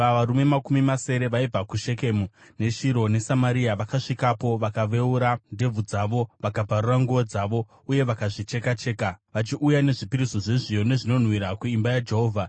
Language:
Shona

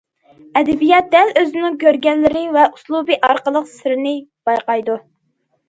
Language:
Uyghur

